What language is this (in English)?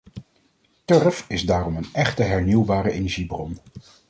Dutch